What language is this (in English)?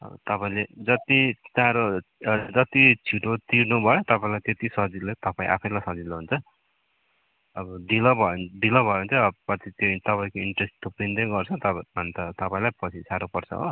Nepali